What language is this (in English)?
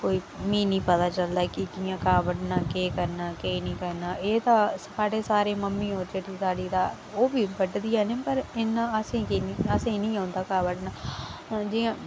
Dogri